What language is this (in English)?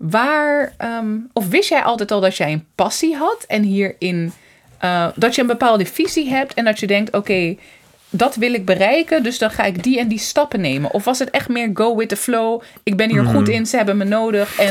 Dutch